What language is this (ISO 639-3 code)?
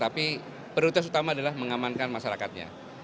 ind